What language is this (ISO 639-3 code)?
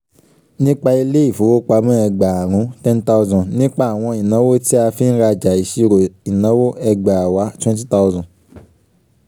yor